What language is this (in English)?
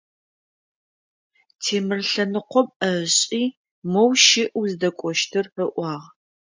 Adyghe